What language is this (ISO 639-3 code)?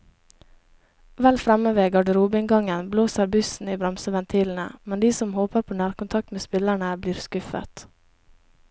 nor